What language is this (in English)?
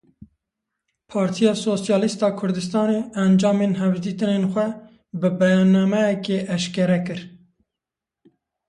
Kurdish